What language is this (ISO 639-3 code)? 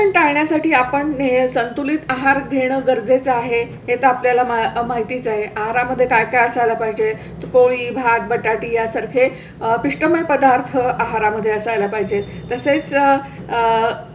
mar